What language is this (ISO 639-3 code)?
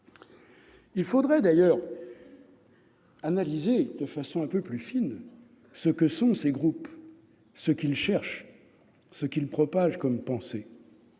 fra